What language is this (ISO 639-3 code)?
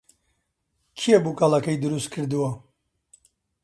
ckb